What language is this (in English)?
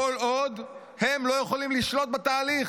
Hebrew